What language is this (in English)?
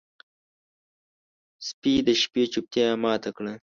Pashto